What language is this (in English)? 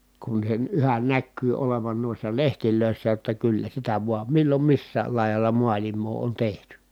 Finnish